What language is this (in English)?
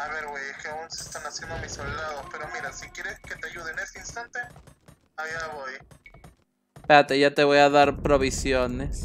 Spanish